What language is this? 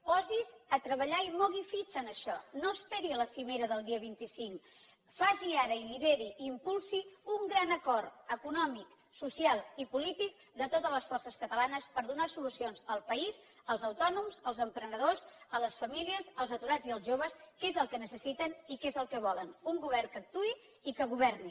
Catalan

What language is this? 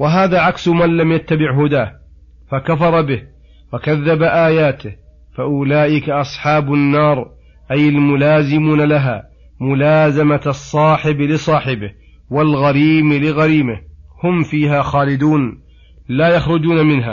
Arabic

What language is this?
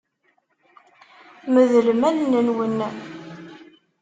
Kabyle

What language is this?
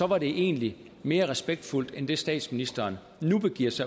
Danish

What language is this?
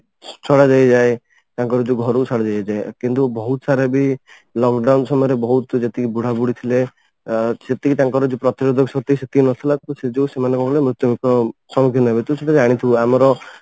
Odia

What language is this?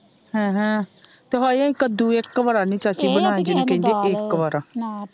Punjabi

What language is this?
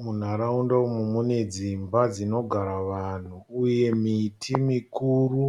Shona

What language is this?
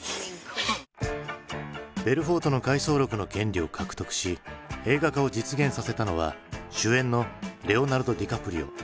Japanese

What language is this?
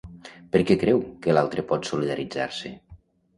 Catalan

